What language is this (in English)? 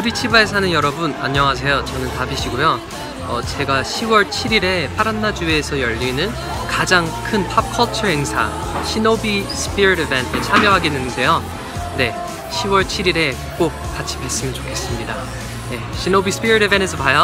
Korean